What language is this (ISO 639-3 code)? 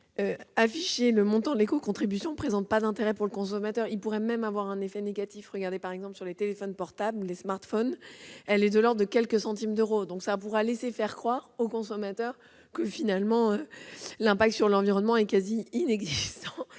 fra